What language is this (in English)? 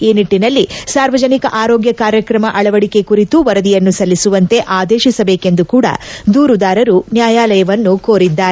Kannada